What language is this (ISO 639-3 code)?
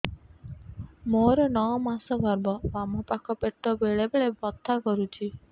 ori